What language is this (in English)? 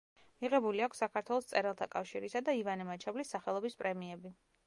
Georgian